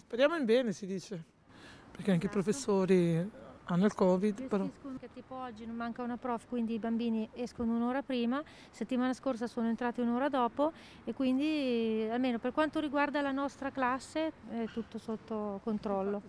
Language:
Italian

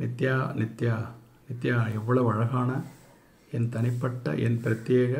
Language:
Tamil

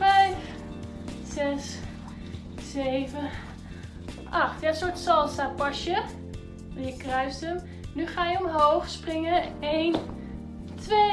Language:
Dutch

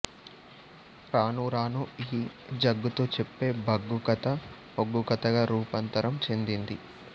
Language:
Telugu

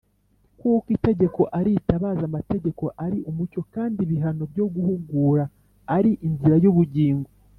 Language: Kinyarwanda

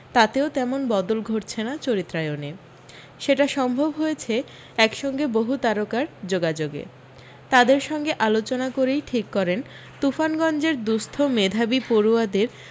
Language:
Bangla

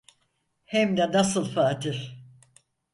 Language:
Turkish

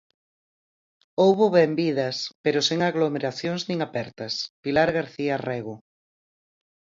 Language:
Galician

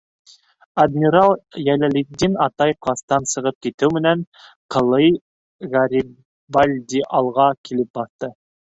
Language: Bashkir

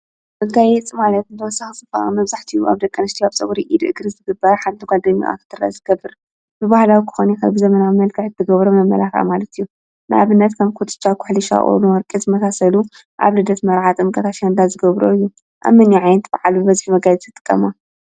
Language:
Tigrinya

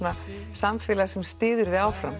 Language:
Icelandic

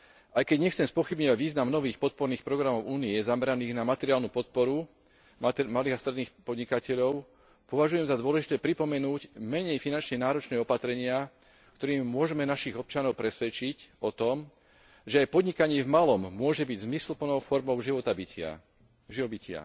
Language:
Slovak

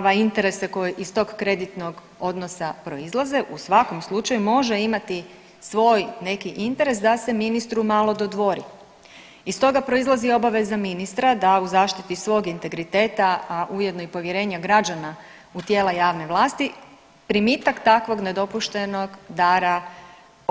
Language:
Croatian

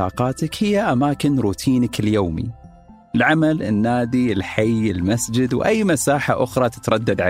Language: Arabic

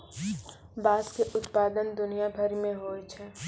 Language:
Maithili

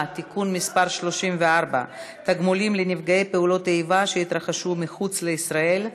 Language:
Hebrew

